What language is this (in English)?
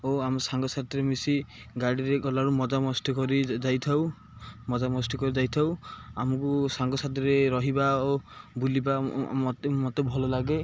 Odia